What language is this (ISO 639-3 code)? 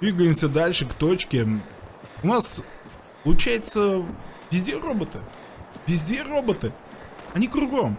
rus